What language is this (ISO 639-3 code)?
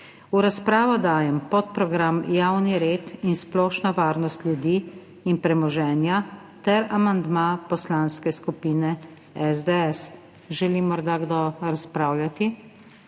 slv